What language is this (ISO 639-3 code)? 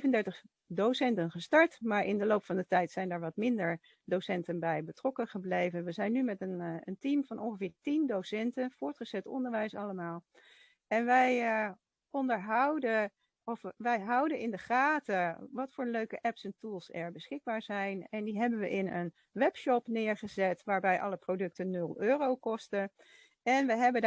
nld